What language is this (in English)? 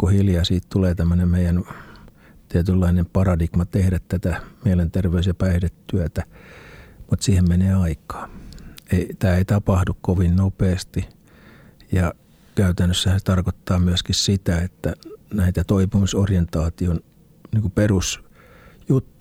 Finnish